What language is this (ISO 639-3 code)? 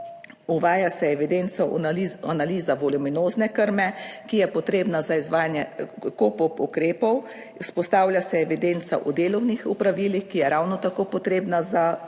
slv